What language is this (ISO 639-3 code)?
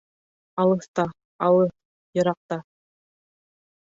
bak